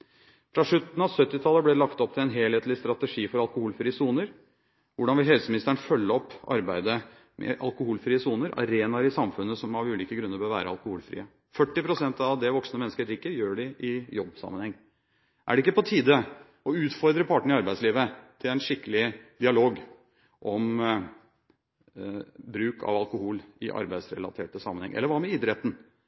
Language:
Norwegian Bokmål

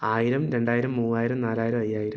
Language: Malayalam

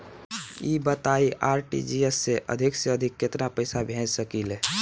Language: Bhojpuri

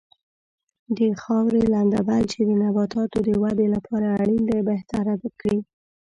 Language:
Pashto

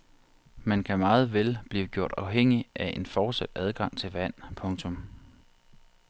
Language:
Danish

